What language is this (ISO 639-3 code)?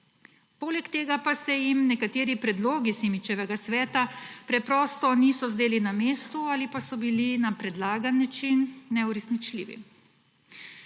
slv